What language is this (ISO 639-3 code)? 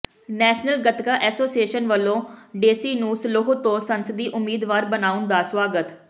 pan